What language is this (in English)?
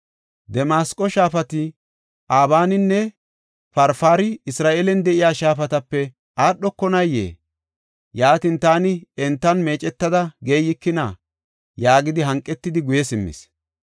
Gofa